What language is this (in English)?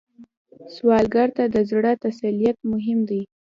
Pashto